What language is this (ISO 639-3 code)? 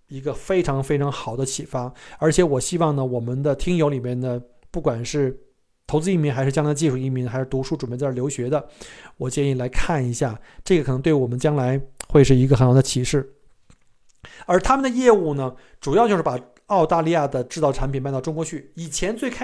zho